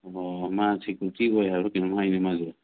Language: Manipuri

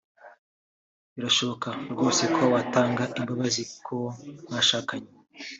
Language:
Kinyarwanda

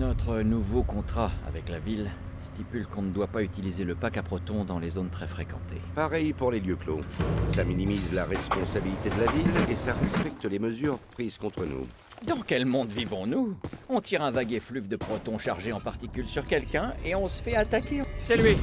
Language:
French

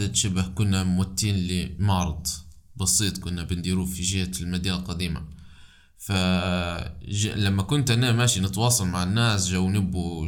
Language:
Arabic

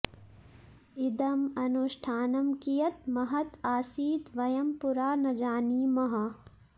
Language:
Sanskrit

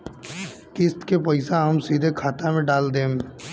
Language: Bhojpuri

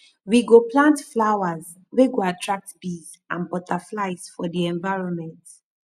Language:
Nigerian Pidgin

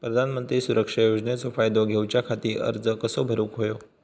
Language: Marathi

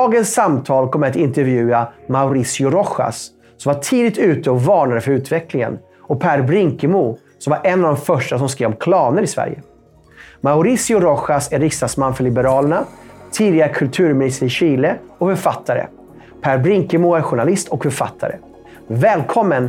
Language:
Swedish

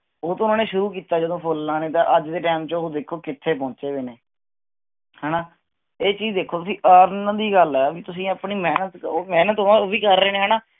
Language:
Punjabi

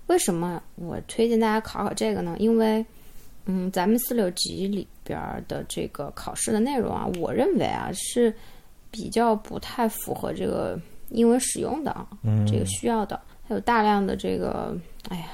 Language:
Chinese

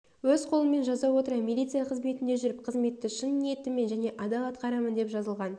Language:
Kazakh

